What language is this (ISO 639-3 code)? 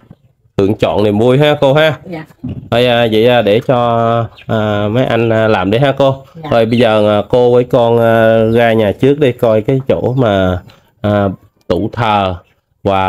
vie